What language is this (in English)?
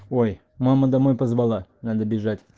Russian